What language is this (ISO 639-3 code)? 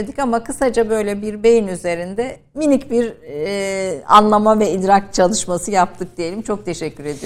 tur